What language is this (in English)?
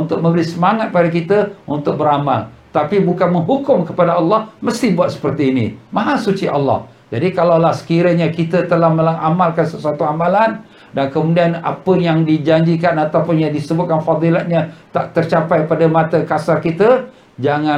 Malay